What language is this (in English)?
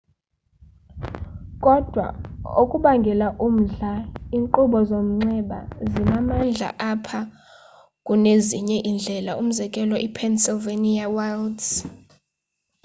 Xhosa